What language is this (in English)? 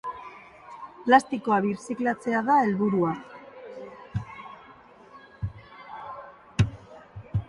Basque